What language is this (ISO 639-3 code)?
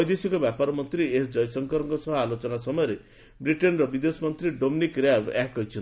ori